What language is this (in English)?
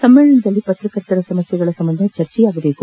Kannada